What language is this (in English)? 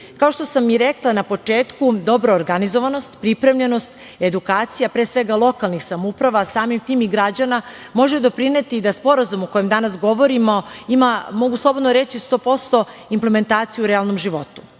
Serbian